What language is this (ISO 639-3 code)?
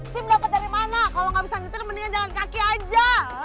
ind